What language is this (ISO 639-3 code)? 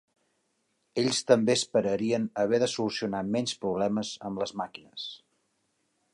cat